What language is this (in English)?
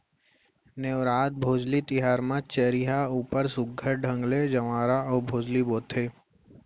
Chhattisgarhi